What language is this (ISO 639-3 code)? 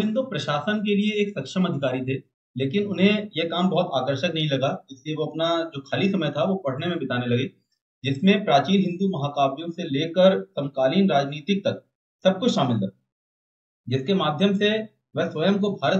hin